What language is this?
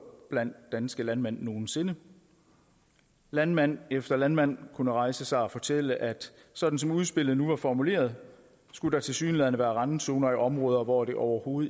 Danish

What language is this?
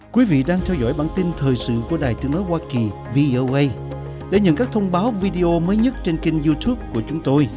Vietnamese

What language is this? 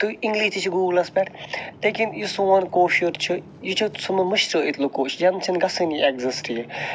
Kashmiri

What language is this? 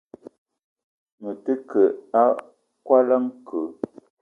Eton (Cameroon)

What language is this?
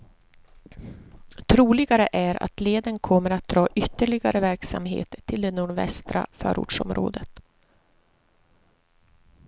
Swedish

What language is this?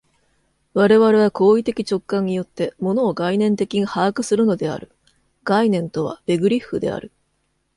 Japanese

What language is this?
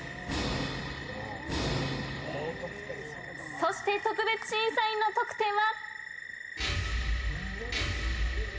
Japanese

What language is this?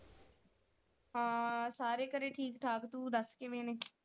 Punjabi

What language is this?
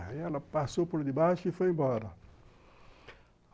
Portuguese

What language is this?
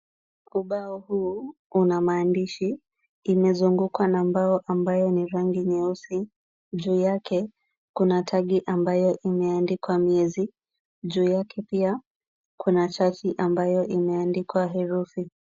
Swahili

